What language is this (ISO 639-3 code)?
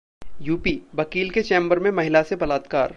hin